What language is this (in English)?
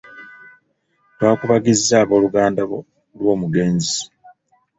Ganda